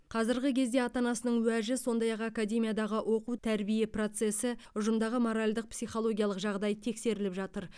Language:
Kazakh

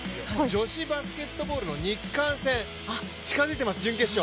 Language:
Japanese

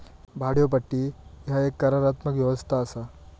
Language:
Marathi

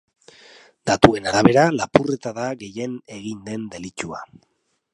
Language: Basque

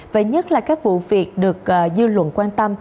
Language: Vietnamese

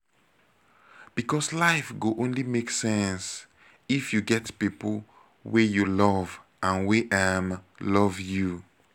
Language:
Nigerian Pidgin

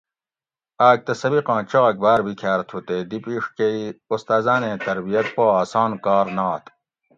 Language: Gawri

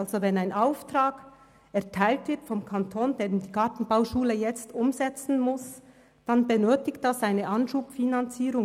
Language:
Swiss German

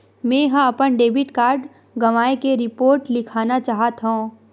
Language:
Chhattisgarhi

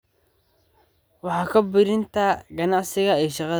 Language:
Somali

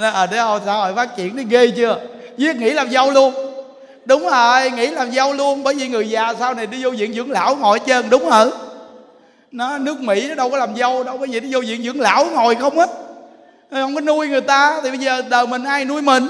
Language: Vietnamese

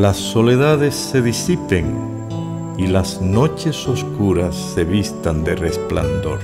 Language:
Spanish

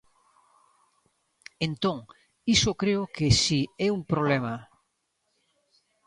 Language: Galician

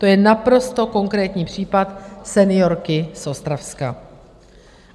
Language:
Czech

